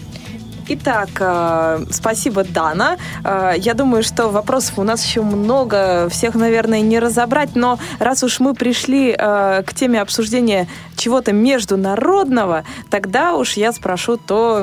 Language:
Russian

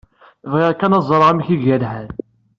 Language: Kabyle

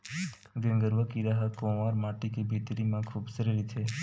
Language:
Chhattisgarhi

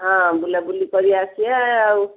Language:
Odia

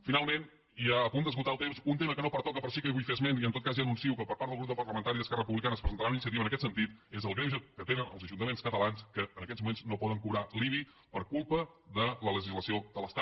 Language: Catalan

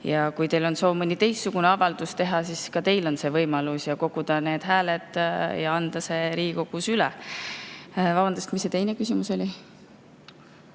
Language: Estonian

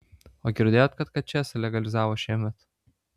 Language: Lithuanian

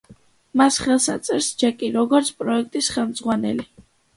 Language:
Georgian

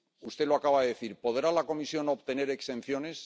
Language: Spanish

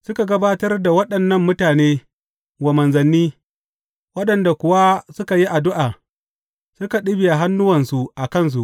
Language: Hausa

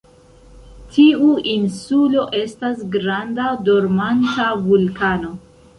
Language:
Esperanto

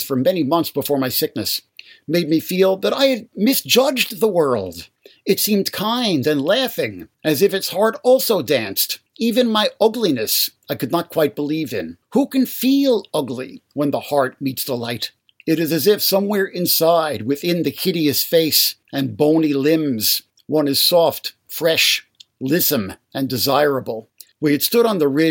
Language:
English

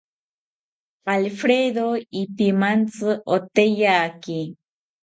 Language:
South Ucayali Ashéninka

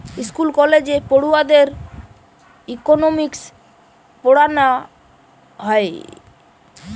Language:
Bangla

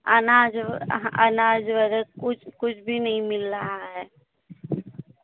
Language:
Hindi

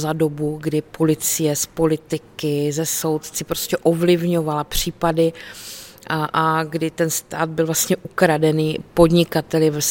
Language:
Czech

